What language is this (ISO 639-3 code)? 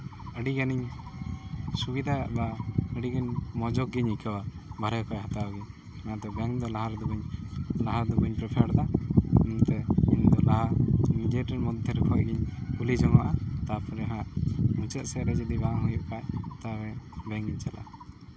sat